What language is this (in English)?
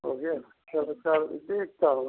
Hindi